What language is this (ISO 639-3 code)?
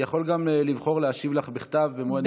heb